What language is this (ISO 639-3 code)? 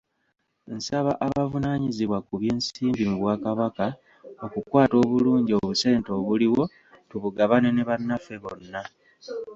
lug